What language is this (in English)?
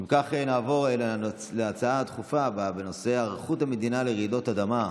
Hebrew